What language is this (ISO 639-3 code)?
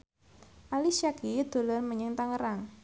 jav